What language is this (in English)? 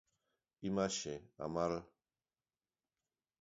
Galician